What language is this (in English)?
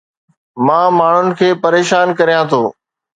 Sindhi